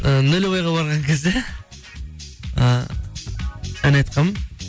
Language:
Kazakh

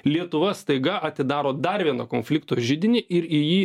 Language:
Lithuanian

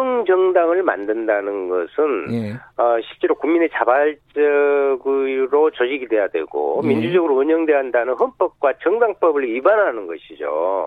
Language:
Korean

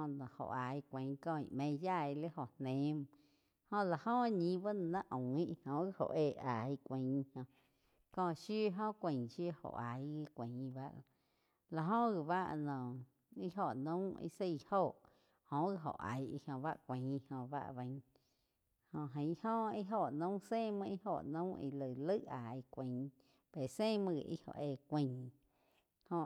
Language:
Quiotepec Chinantec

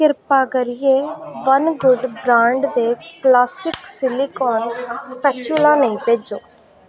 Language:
Dogri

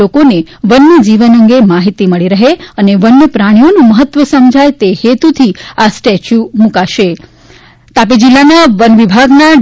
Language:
Gujarati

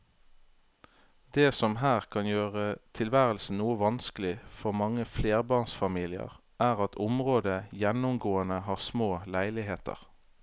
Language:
Norwegian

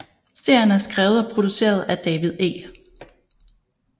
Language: Danish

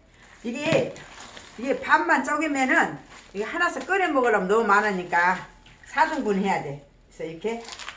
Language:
Korean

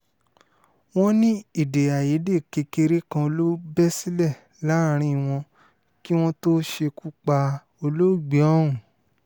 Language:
Yoruba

